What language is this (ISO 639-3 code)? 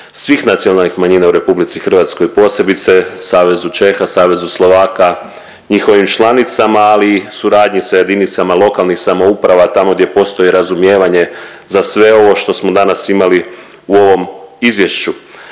hrv